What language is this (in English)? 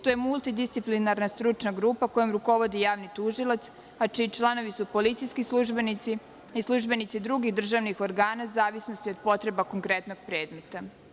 Serbian